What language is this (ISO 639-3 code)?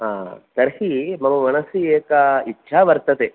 san